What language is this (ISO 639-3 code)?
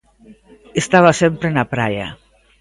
glg